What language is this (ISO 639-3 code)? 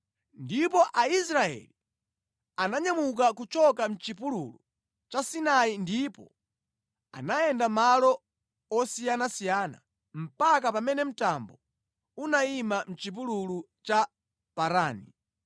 nya